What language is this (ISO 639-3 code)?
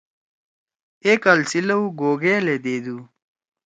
trw